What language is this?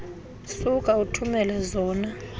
Xhosa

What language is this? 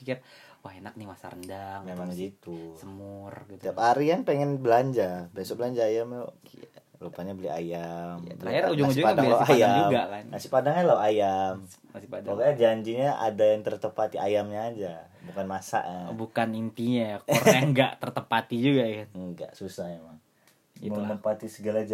Indonesian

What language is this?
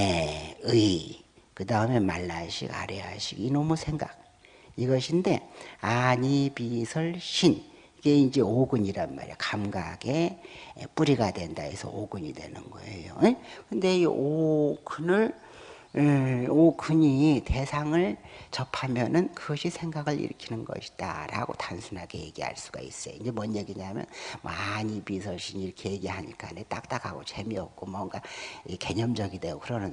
Korean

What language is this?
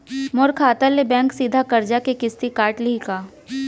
Chhattisgarhi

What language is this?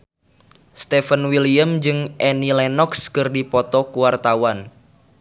Sundanese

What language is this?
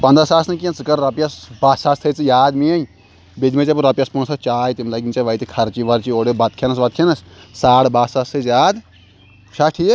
Kashmiri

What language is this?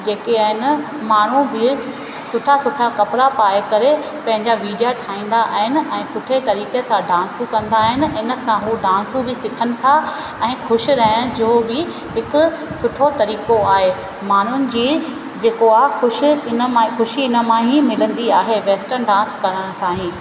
Sindhi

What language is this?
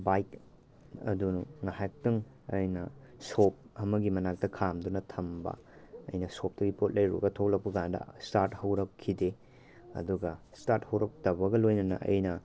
Manipuri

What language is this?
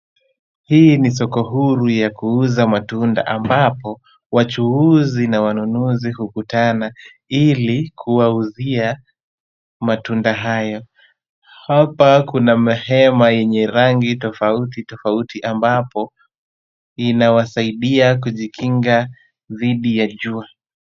Swahili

